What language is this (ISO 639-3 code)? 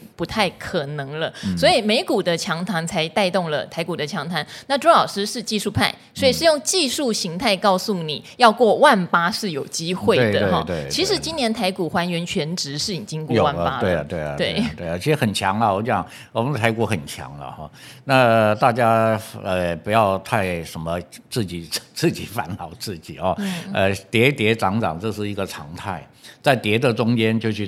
zho